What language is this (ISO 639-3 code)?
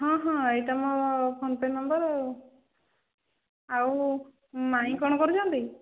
ori